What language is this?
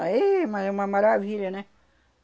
Portuguese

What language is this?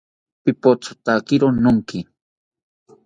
South Ucayali Ashéninka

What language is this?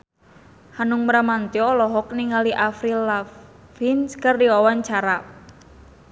Sundanese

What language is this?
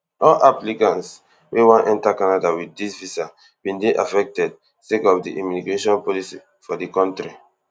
Nigerian Pidgin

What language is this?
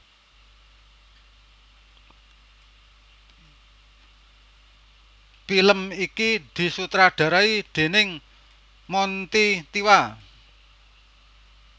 Javanese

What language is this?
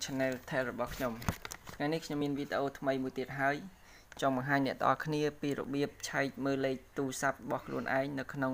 Thai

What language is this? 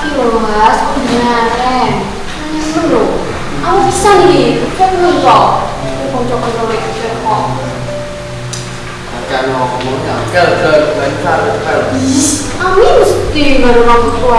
Indonesian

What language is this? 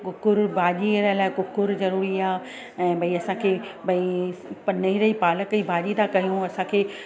Sindhi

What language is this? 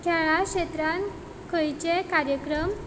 Konkani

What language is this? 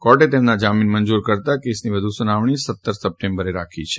Gujarati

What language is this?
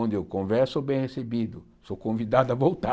Portuguese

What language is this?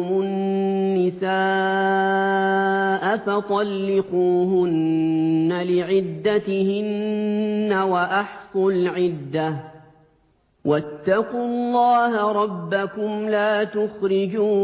Arabic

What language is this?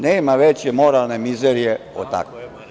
Serbian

